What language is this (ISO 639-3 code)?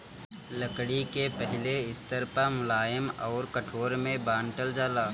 bho